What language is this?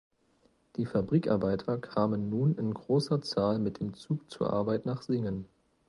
German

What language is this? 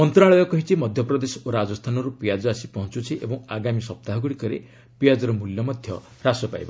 Odia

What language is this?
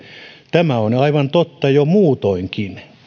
Finnish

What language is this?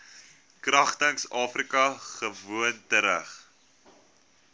Afrikaans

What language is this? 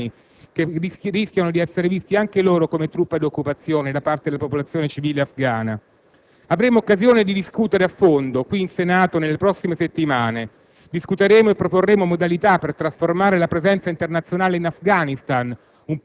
Italian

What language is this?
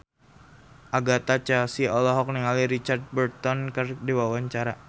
Sundanese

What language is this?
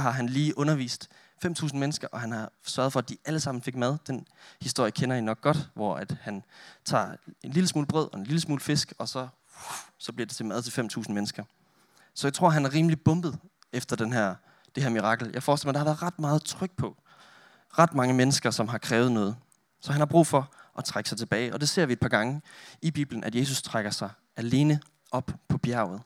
Danish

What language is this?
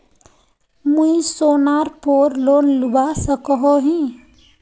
Magahi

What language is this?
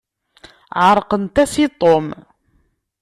Kabyle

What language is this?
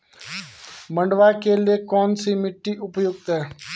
Hindi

